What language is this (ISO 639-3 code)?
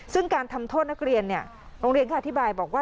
tha